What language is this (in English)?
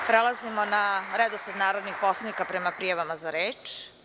Serbian